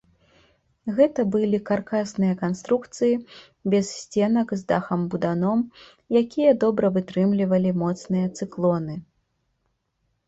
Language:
Belarusian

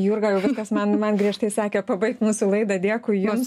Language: Lithuanian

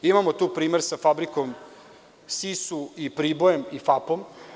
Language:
Serbian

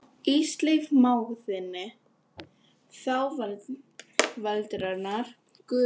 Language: Icelandic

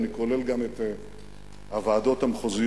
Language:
Hebrew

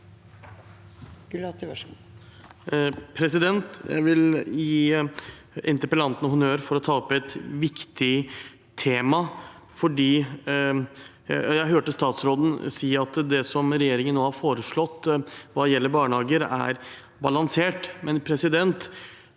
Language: Norwegian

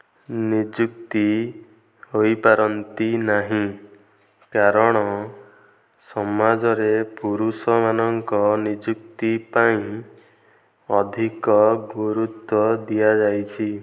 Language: Odia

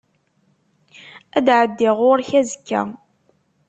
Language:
Kabyle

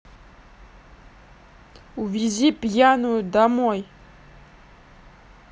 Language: Russian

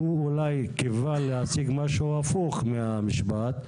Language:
Hebrew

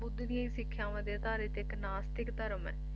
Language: Punjabi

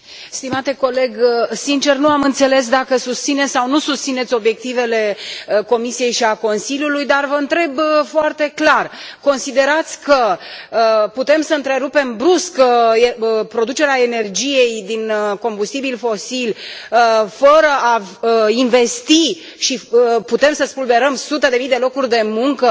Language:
Romanian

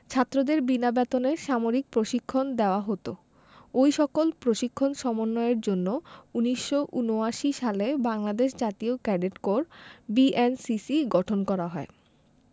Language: Bangla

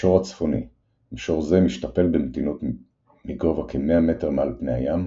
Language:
Hebrew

